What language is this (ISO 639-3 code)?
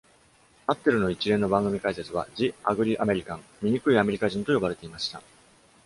jpn